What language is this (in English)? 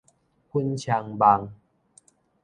Min Nan Chinese